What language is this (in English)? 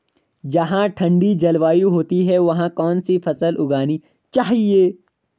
Hindi